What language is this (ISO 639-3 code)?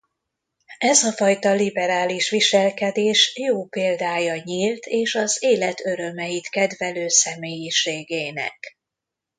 hun